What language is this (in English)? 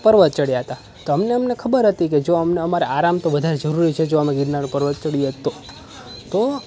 Gujarati